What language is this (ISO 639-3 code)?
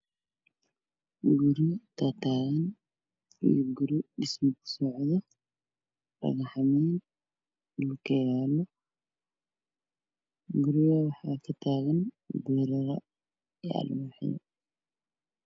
som